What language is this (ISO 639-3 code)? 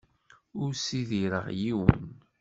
kab